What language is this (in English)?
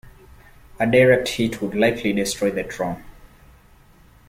English